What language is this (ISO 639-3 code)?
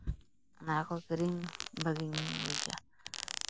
sat